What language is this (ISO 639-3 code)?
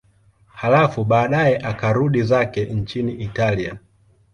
swa